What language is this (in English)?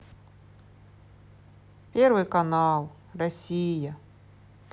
Russian